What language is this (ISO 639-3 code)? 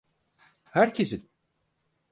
tur